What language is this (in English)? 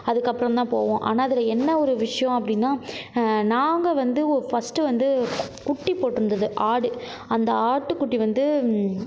Tamil